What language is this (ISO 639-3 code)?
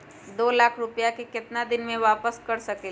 mag